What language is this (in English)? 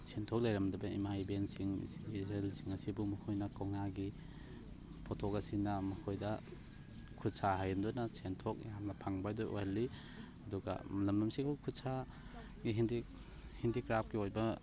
Manipuri